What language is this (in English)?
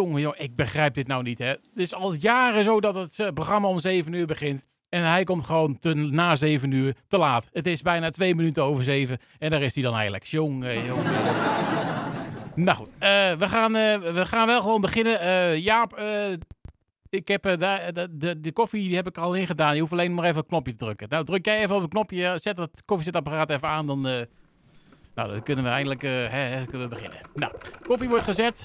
Dutch